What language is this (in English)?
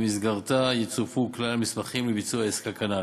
Hebrew